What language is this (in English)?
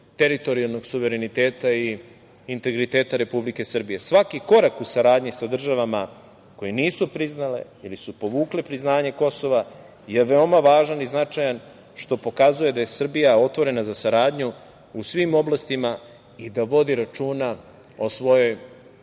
Serbian